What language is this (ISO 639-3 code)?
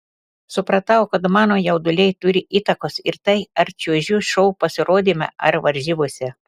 lit